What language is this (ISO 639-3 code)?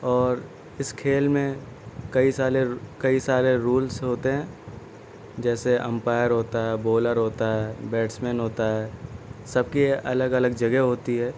urd